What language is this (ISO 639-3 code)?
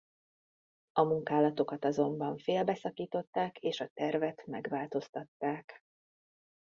hun